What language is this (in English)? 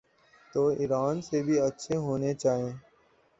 Urdu